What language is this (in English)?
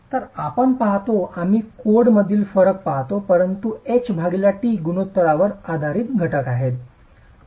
Marathi